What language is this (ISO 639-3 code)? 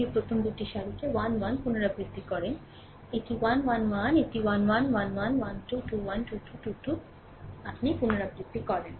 ben